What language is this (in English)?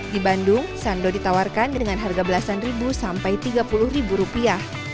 Indonesian